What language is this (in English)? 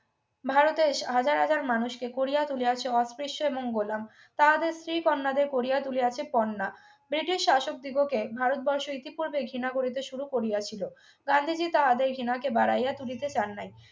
Bangla